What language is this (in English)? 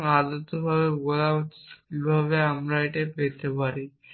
Bangla